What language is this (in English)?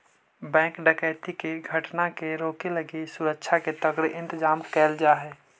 Magahi